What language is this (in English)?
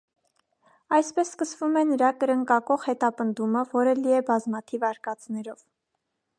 Armenian